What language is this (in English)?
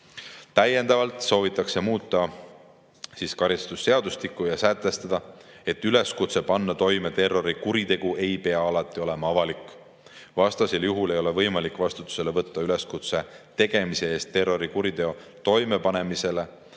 Estonian